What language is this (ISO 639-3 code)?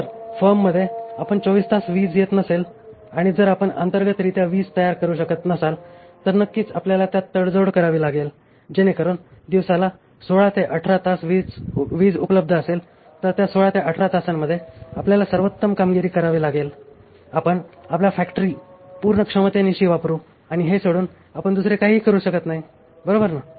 mar